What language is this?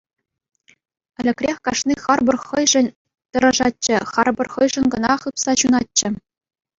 Chuvash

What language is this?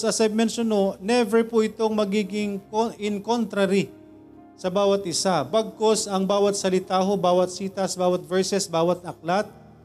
Filipino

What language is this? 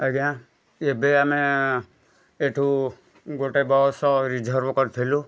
Odia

